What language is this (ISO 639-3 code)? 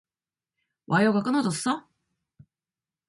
kor